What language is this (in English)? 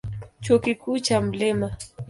Swahili